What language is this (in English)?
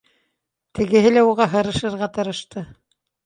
Bashkir